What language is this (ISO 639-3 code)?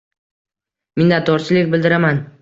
uzb